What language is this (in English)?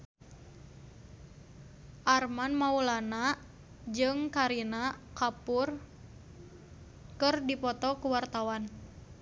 Sundanese